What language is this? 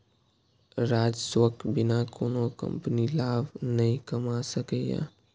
Maithili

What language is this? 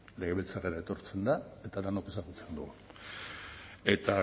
Basque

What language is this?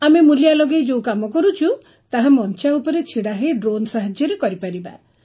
Odia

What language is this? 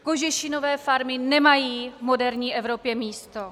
Czech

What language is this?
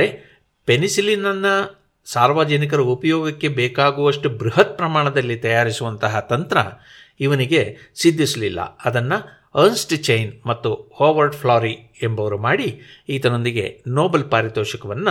Kannada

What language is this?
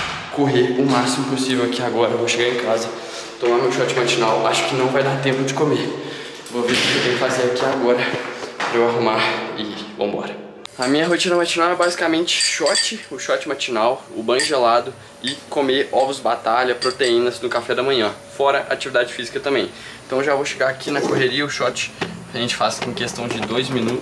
Portuguese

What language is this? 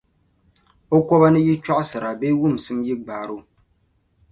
Dagbani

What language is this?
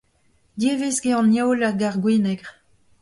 Breton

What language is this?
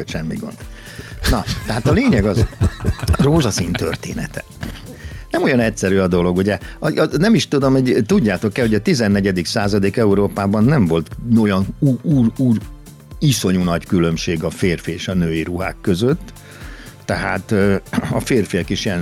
Hungarian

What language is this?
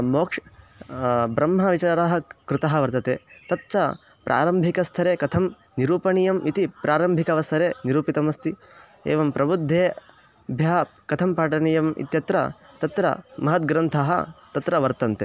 Sanskrit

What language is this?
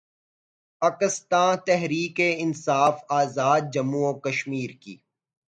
Urdu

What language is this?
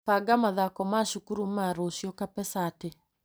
Kikuyu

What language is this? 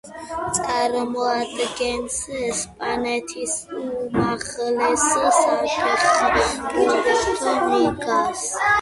Georgian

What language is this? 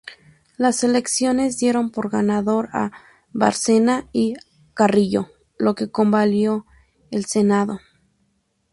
Spanish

